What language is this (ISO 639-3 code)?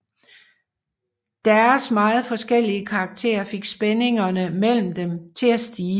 dan